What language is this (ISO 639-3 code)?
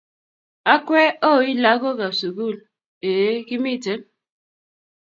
kln